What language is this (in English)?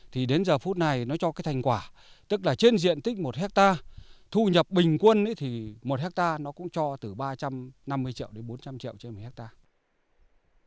Vietnamese